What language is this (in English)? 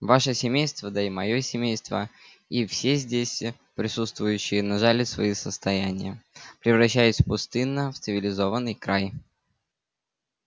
Russian